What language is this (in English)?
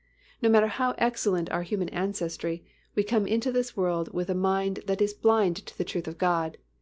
English